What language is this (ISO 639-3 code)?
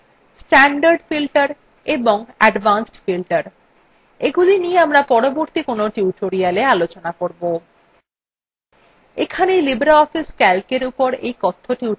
ben